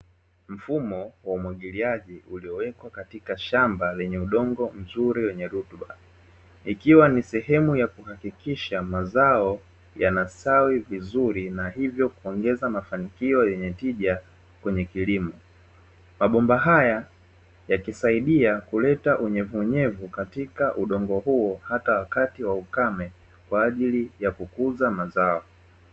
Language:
Swahili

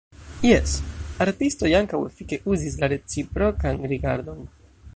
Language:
Esperanto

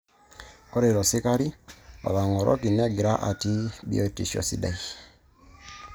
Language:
Masai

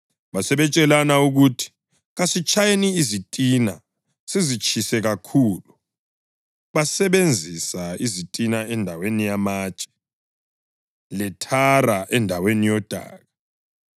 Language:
North Ndebele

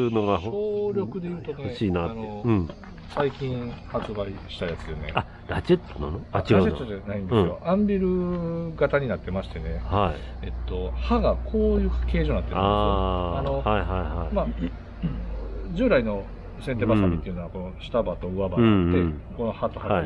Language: Japanese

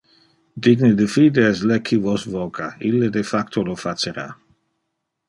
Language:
Interlingua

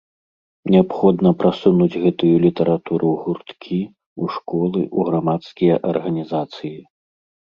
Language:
Belarusian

